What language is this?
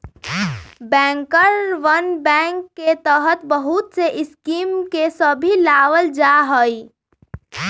Magahi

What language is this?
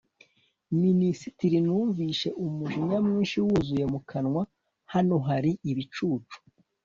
Kinyarwanda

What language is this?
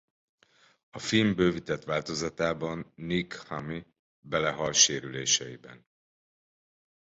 Hungarian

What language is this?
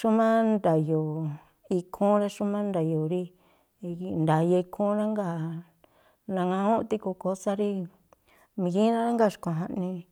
Tlacoapa Me'phaa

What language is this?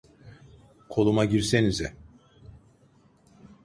Turkish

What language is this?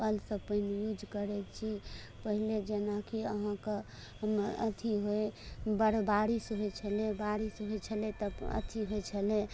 Maithili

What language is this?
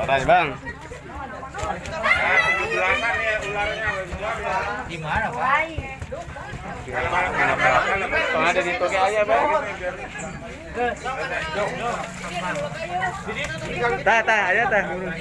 Indonesian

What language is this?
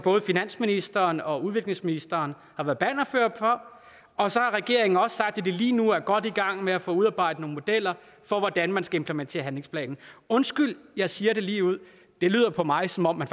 Danish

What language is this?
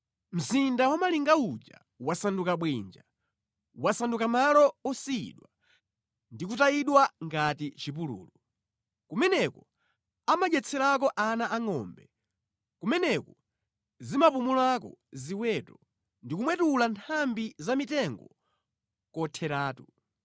Nyanja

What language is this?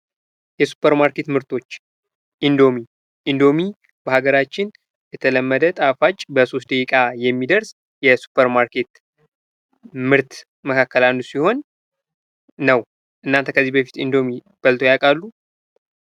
Amharic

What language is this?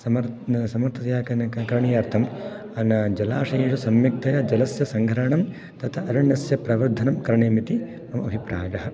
Sanskrit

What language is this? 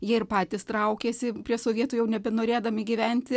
Lithuanian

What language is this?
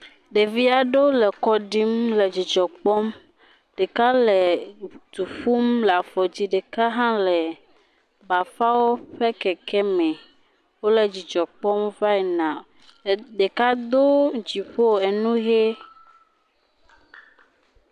Ewe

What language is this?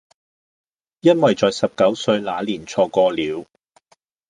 Cantonese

